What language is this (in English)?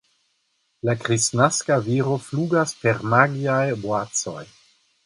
Esperanto